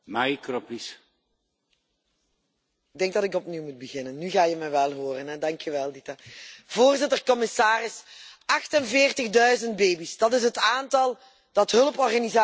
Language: Dutch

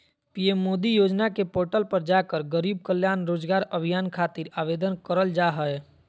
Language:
Magahi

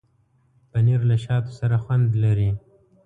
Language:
Pashto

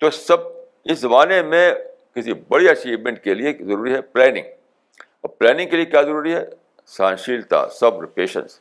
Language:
Urdu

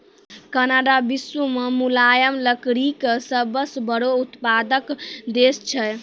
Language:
Maithili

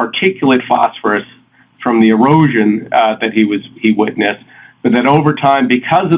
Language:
English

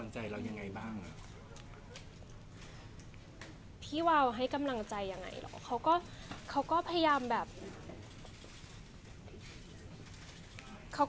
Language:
Thai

